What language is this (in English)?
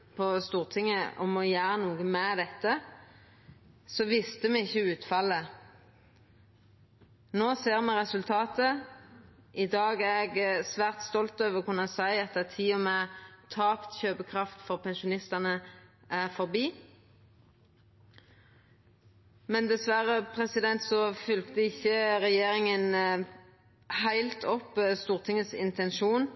Norwegian Nynorsk